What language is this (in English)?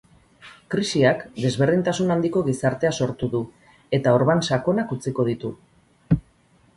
Basque